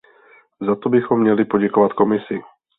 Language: Czech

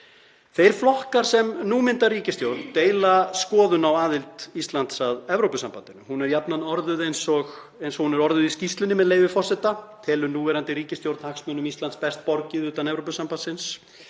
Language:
Icelandic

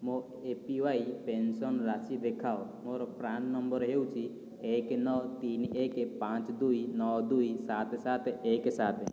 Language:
Odia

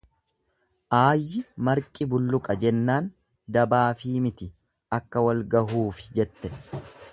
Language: Oromo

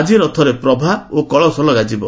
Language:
Odia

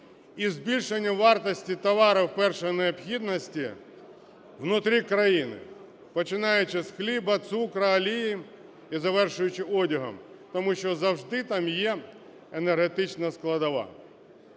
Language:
Ukrainian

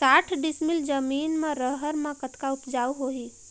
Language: Chhattisgarhi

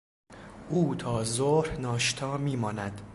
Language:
Persian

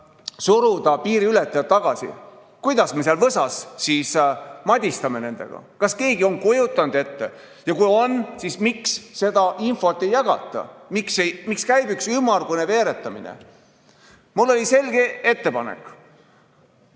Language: Estonian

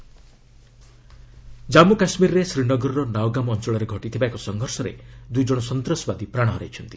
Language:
Odia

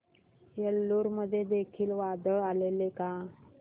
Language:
Marathi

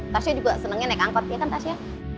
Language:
Indonesian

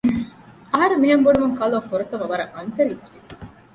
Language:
Divehi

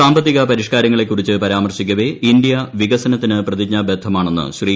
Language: Malayalam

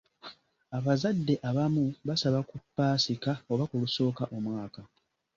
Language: Ganda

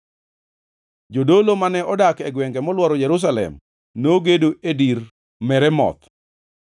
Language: Luo (Kenya and Tanzania)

